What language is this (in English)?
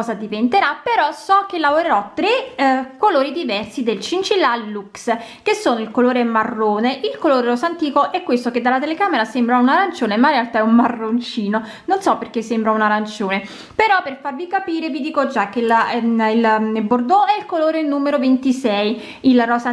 Italian